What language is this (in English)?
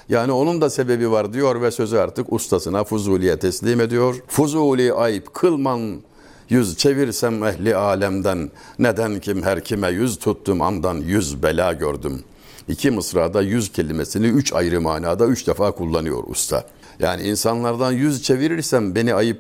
Turkish